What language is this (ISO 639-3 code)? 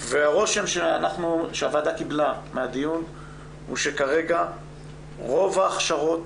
heb